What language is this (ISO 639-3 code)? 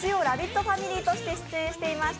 jpn